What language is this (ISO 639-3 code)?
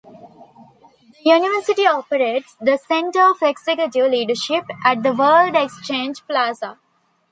eng